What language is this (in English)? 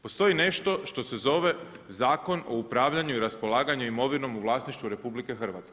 Croatian